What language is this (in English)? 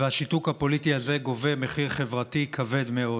Hebrew